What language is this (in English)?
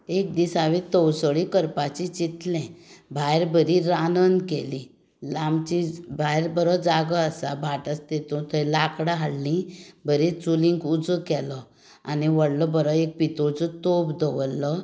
Konkani